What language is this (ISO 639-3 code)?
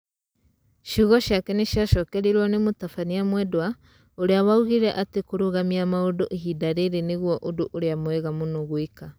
kik